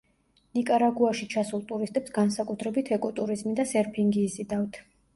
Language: Georgian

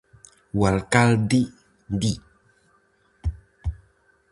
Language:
Galician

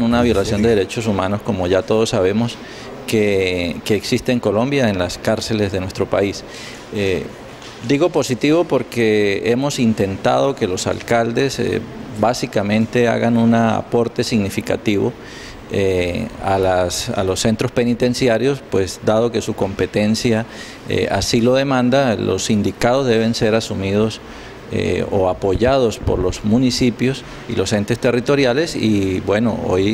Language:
Spanish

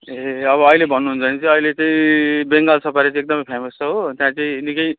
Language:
Nepali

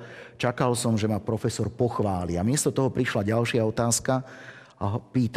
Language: Slovak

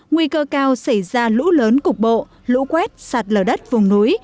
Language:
Vietnamese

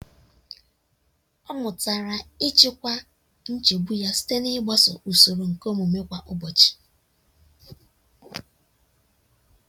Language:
Igbo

